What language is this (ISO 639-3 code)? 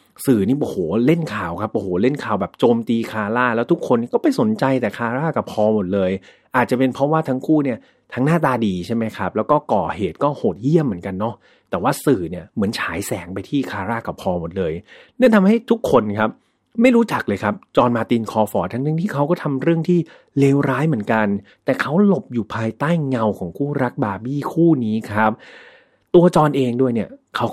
tha